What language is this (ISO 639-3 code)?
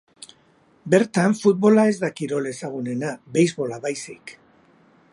eus